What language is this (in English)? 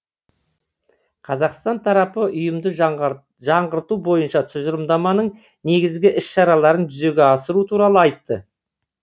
Kazakh